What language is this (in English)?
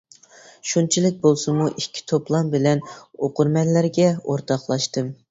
Uyghur